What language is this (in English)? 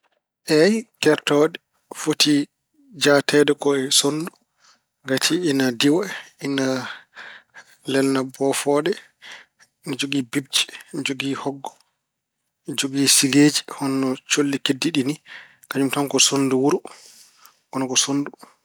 Fula